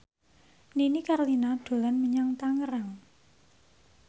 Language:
Javanese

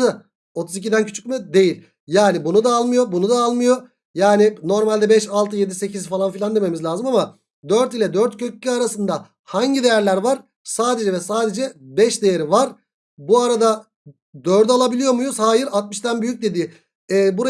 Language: Turkish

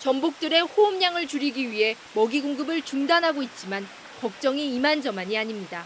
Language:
Korean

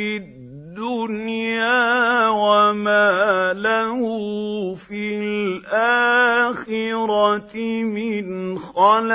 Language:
Arabic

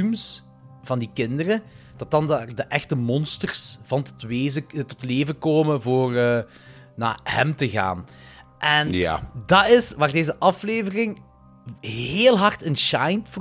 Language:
Dutch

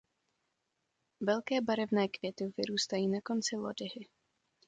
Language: Czech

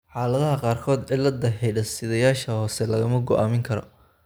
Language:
Somali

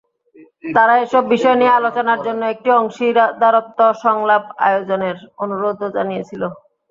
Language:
Bangla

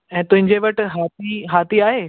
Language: Sindhi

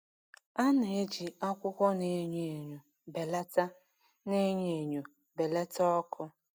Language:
Igbo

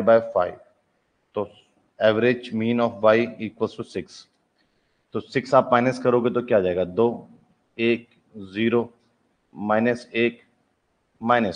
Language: Hindi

